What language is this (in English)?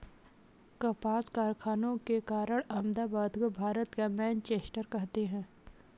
Hindi